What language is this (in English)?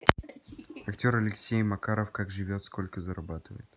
Russian